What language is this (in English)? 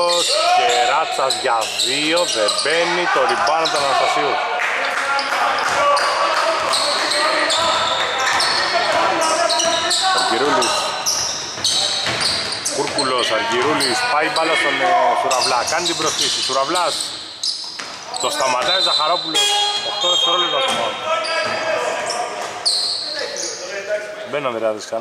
Greek